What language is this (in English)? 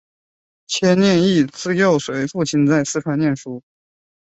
Chinese